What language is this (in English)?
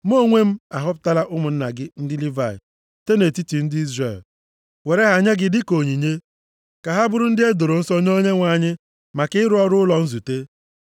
Igbo